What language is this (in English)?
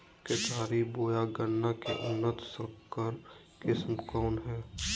Magahi